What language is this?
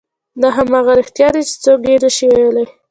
Pashto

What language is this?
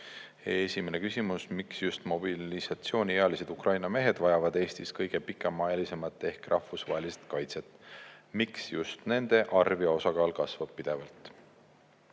Estonian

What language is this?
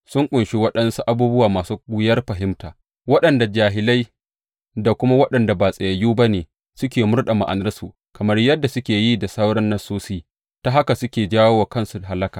Hausa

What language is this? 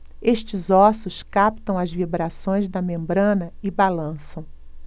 Portuguese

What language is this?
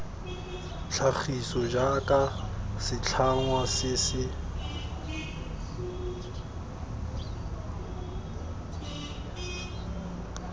Tswana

